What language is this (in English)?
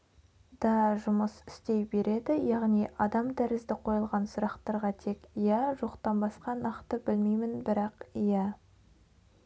Kazakh